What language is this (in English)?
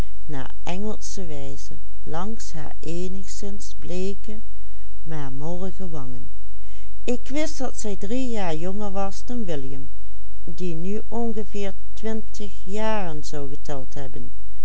Dutch